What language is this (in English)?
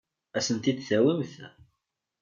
Kabyle